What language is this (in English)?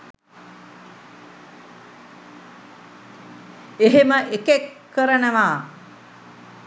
Sinhala